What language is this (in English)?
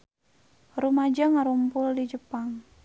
Sundanese